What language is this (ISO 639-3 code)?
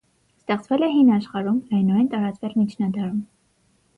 hye